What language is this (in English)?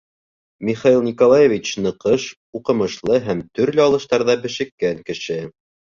Bashkir